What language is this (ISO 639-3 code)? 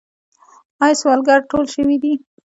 pus